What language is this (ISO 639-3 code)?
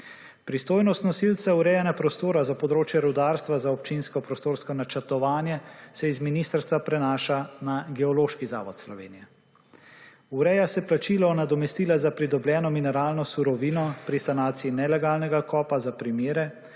slv